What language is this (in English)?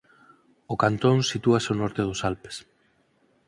Galician